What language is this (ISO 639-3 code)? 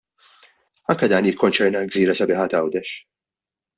mlt